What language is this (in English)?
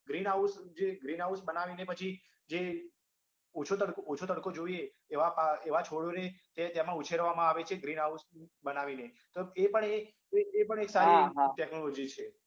Gujarati